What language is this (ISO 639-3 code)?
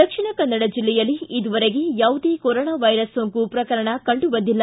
kan